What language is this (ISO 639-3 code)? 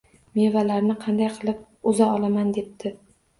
uzb